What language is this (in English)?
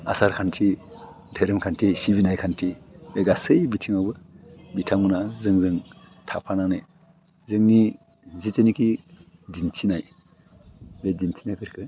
Bodo